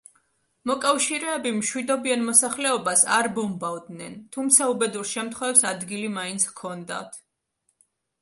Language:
Georgian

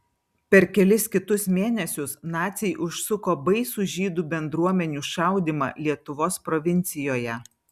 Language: Lithuanian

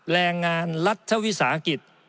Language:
Thai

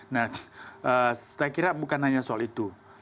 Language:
Indonesian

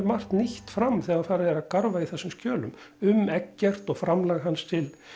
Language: Icelandic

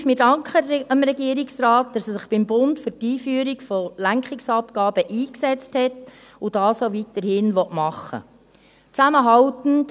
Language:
Swiss German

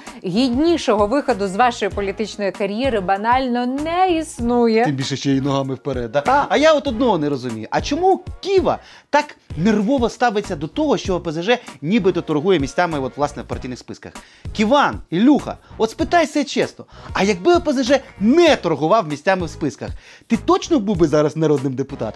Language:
Ukrainian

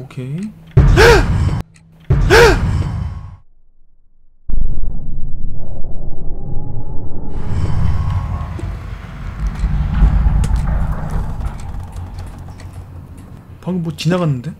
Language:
Korean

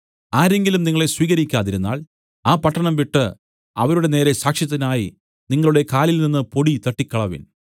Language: Malayalam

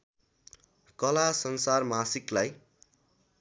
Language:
Nepali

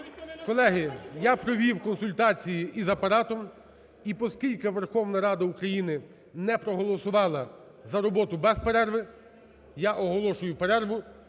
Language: Ukrainian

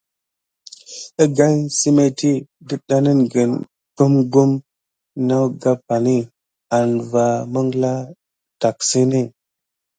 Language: Gidar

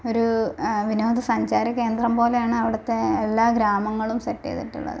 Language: Malayalam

